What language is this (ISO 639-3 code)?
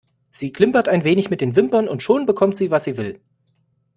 deu